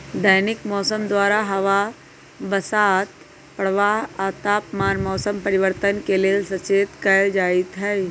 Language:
Magahi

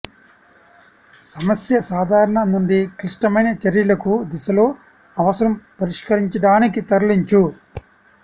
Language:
Telugu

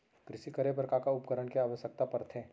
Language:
Chhattisgarhi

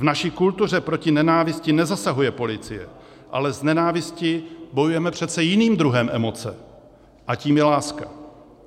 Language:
Czech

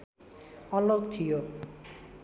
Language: Nepali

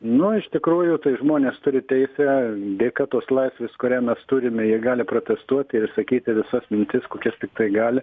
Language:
Lithuanian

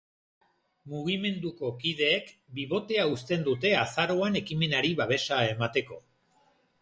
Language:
Basque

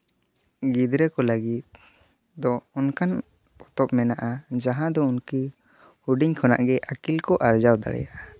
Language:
Santali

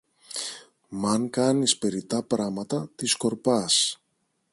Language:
Greek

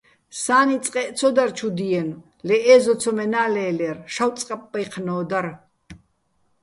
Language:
Bats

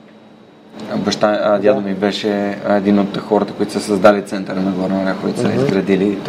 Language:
Bulgarian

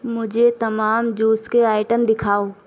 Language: Urdu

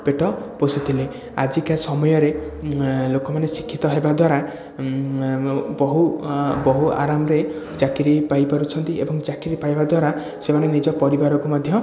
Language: Odia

